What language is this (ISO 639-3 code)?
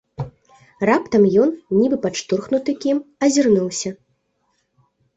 bel